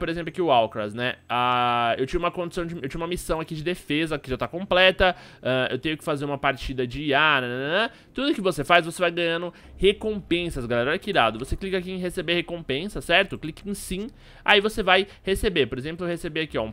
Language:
Portuguese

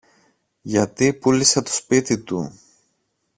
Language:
Greek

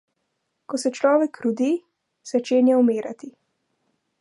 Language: Slovenian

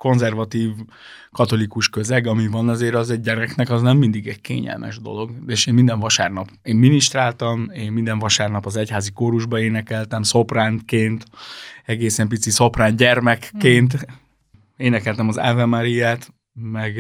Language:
Hungarian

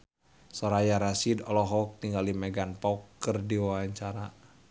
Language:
Sundanese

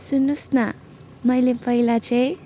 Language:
Nepali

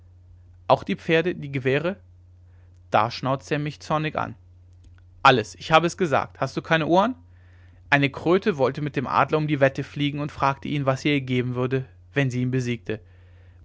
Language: German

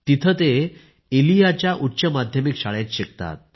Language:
Marathi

